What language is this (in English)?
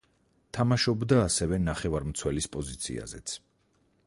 Georgian